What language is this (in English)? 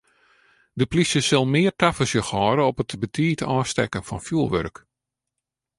Western Frisian